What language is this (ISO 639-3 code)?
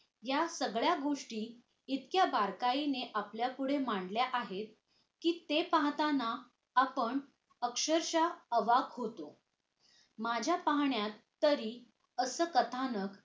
mar